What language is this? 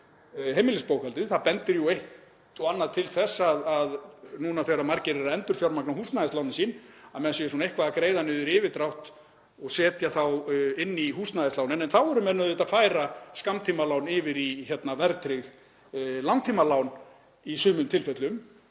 Icelandic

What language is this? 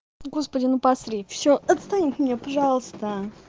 Russian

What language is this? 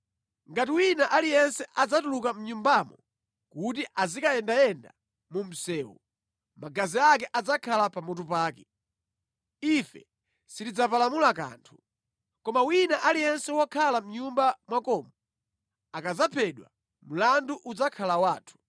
Nyanja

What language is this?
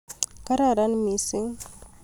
Kalenjin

